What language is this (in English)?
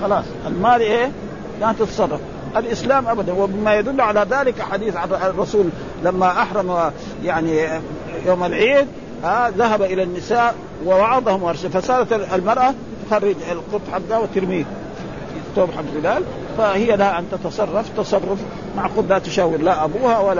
Arabic